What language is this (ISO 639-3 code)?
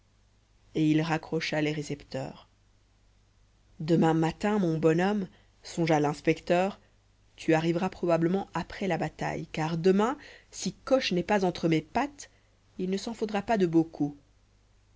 fra